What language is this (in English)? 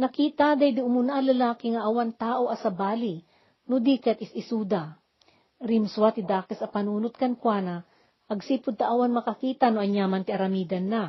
Filipino